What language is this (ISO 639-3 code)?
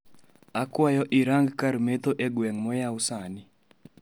luo